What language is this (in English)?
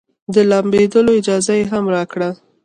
Pashto